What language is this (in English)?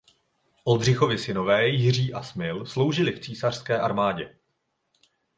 Czech